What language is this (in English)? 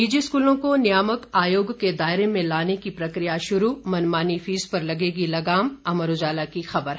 Hindi